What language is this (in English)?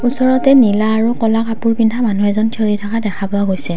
Assamese